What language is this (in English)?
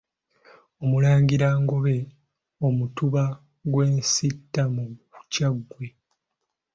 Ganda